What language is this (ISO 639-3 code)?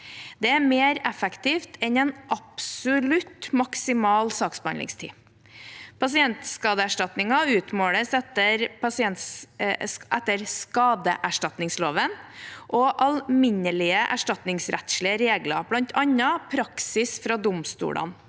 nor